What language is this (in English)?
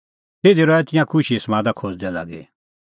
Kullu Pahari